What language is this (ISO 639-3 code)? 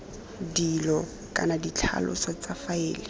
tsn